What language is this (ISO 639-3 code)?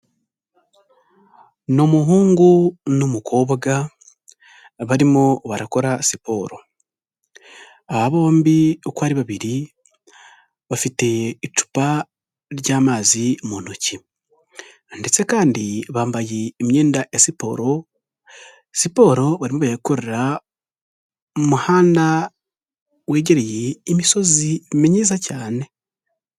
kin